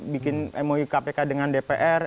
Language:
Indonesian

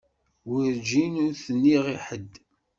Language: Kabyle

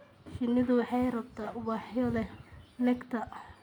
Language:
Somali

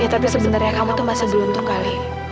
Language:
Indonesian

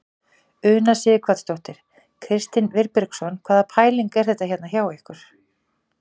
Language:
Icelandic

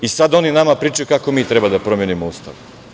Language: Serbian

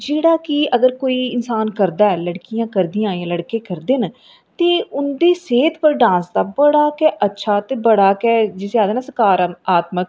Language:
Dogri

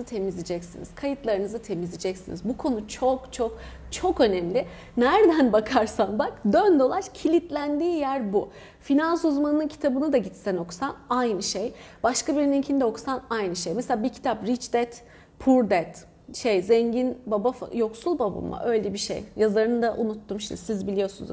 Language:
Turkish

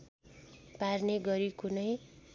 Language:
Nepali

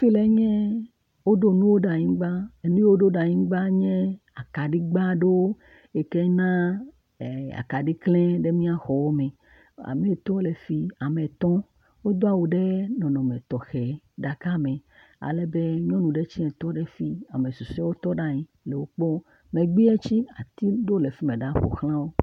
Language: Ewe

